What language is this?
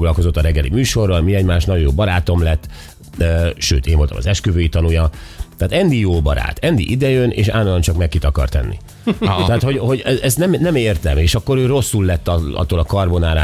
Hungarian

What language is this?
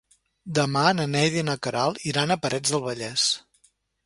Catalan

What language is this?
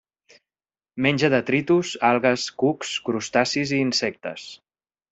Catalan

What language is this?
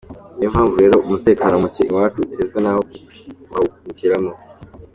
Kinyarwanda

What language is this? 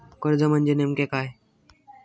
Marathi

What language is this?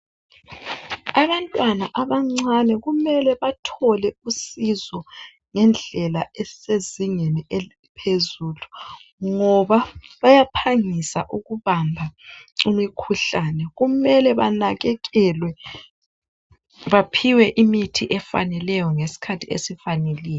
North Ndebele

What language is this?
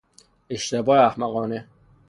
Persian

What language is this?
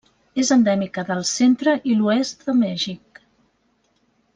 Catalan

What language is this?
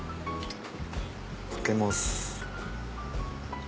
Japanese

